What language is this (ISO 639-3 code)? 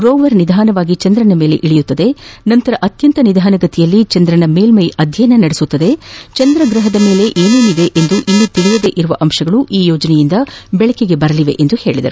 kan